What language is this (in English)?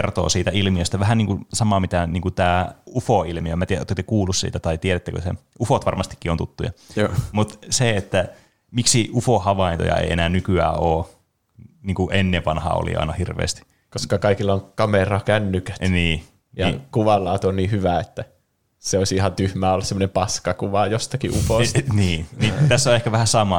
Finnish